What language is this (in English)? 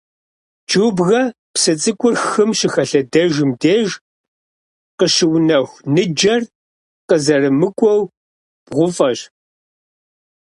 Kabardian